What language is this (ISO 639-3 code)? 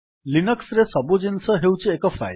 ori